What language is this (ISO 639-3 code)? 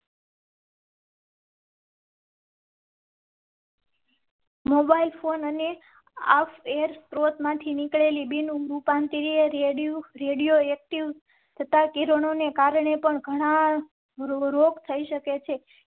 guj